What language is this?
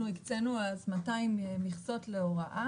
Hebrew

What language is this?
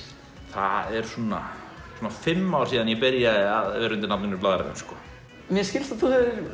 Icelandic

